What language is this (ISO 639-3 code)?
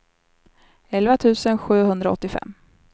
swe